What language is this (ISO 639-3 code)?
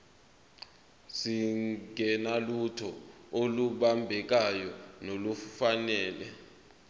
zul